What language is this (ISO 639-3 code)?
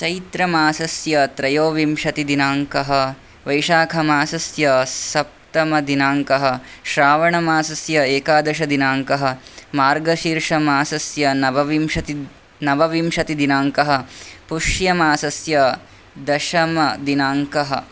san